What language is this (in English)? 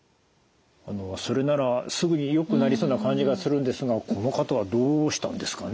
Japanese